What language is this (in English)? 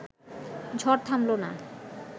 Bangla